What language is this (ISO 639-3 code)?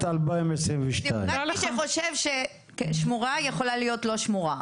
heb